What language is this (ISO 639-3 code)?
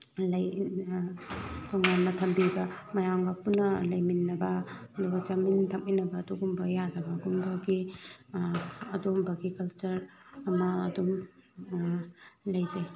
mni